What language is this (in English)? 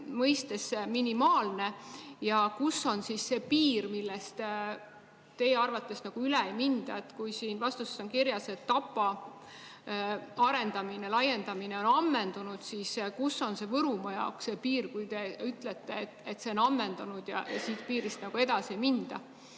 Estonian